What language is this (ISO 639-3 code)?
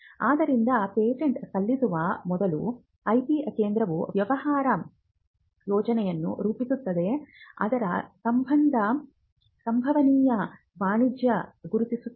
kan